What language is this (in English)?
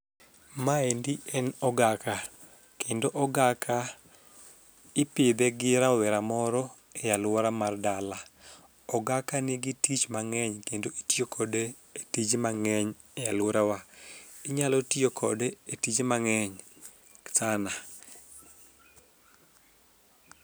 Luo (Kenya and Tanzania)